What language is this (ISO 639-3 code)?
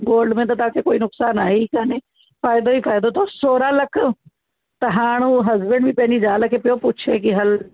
snd